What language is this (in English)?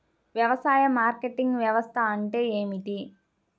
Telugu